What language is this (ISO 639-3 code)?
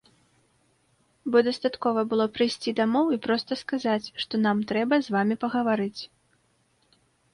bel